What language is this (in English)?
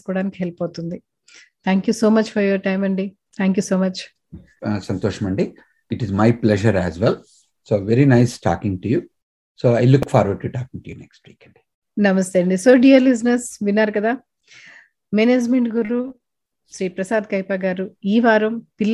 Telugu